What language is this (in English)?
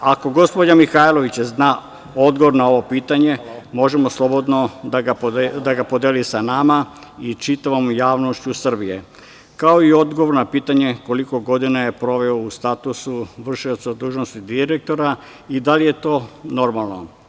Serbian